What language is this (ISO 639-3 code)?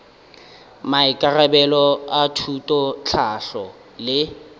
nso